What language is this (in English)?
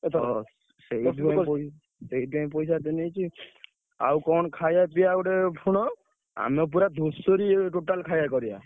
Odia